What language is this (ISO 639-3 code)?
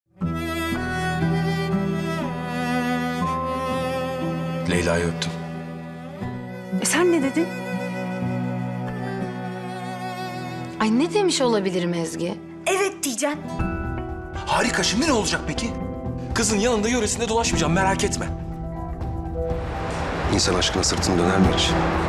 tur